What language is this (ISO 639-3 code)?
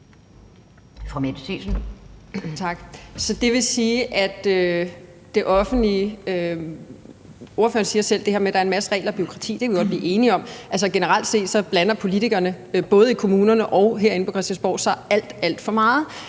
dan